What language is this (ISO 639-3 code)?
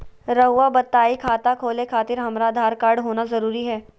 mag